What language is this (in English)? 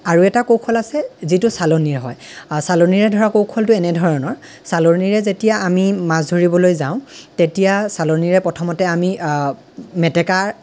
Assamese